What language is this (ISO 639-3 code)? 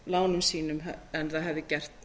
isl